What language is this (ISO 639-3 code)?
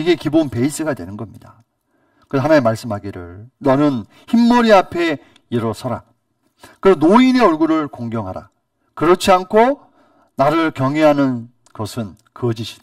kor